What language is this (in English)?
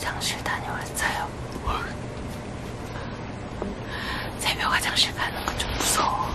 Korean